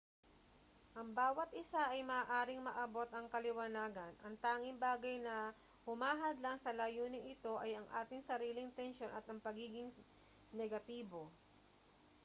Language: Filipino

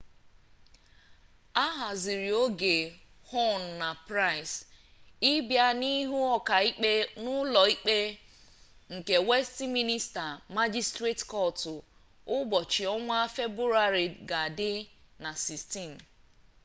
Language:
Igbo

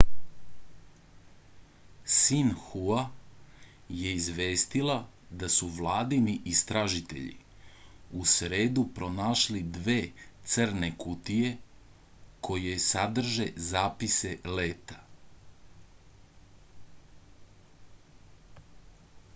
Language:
Serbian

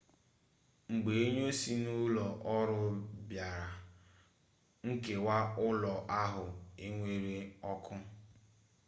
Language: Igbo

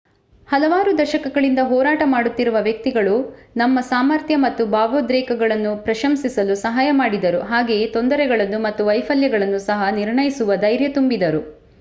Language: Kannada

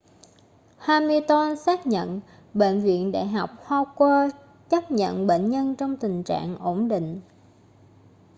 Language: Vietnamese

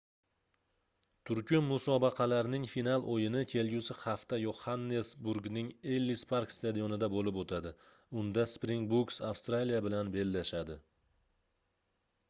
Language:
Uzbek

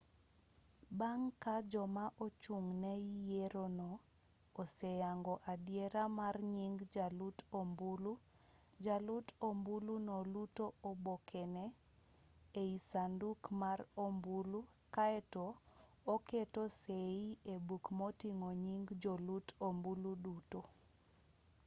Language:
Luo (Kenya and Tanzania)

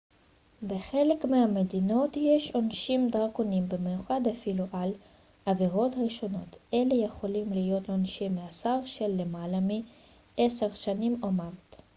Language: Hebrew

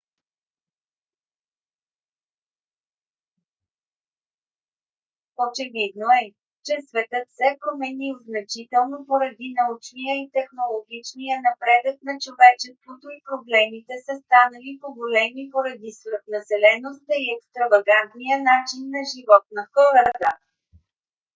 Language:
Bulgarian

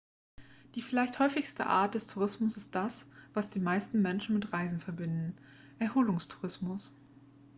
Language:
German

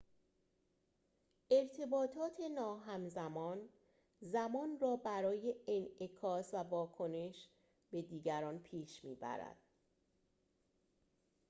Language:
Persian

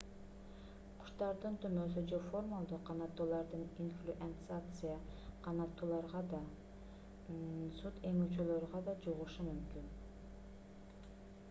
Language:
Kyrgyz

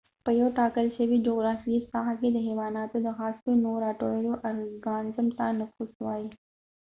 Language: Pashto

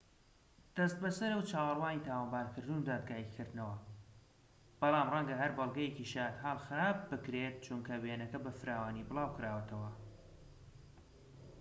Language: Central Kurdish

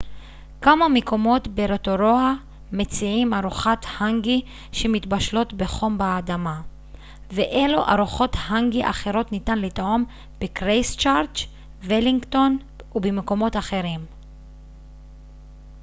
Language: Hebrew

